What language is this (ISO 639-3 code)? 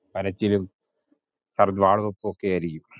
mal